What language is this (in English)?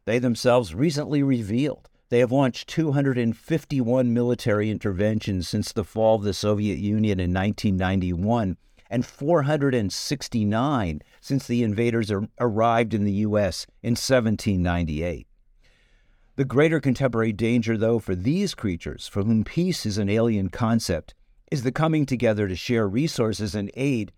English